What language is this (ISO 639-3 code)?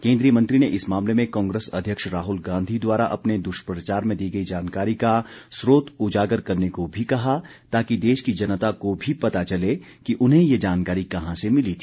hin